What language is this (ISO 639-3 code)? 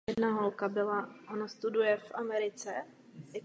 ces